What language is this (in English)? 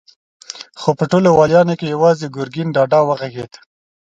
Pashto